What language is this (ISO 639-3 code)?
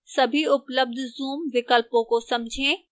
hin